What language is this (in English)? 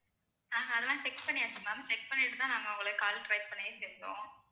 Tamil